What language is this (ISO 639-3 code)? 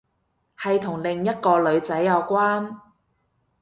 yue